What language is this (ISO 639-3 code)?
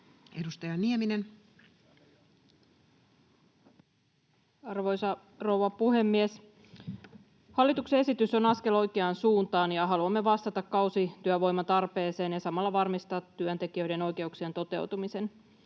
fin